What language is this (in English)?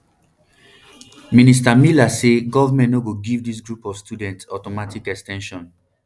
Nigerian Pidgin